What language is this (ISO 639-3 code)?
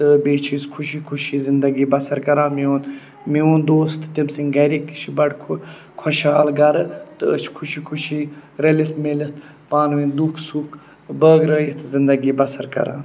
kas